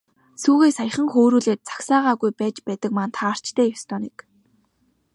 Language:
Mongolian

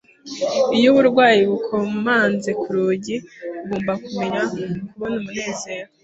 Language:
Kinyarwanda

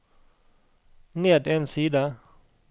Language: Norwegian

